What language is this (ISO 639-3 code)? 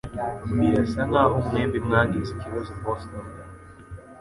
kin